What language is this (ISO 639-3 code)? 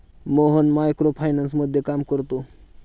mar